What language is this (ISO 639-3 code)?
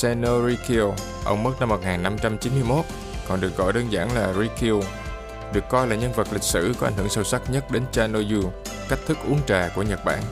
vie